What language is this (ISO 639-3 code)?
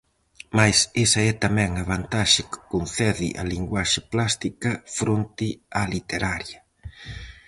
glg